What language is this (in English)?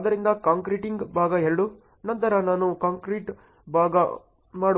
Kannada